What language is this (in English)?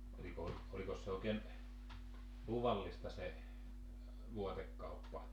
Finnish